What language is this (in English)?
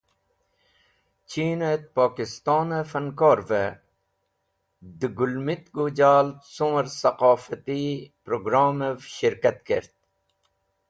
Wakhi